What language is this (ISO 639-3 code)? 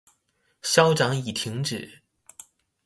zho